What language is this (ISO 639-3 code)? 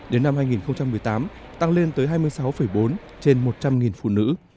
vie